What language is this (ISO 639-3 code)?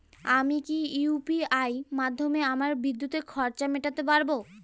ben